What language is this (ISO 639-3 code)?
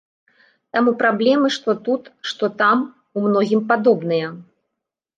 bel